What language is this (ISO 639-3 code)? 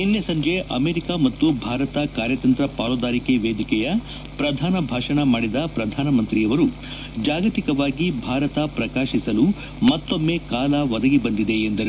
kan